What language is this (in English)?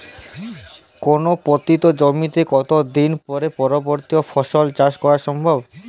Bangla